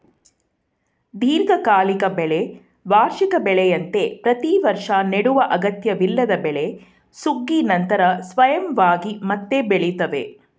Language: Kannada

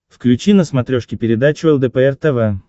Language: Russian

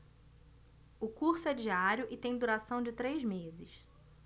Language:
Portuguese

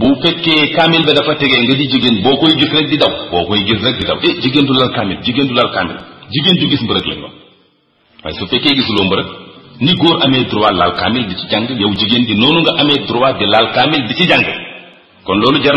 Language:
Arabic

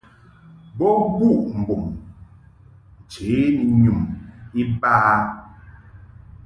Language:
Mungaka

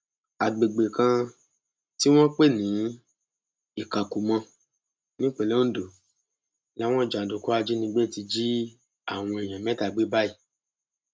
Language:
Yoruba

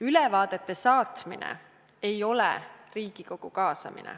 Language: Estonian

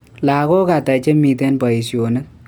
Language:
Kalenjin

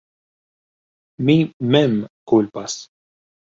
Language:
Esperanto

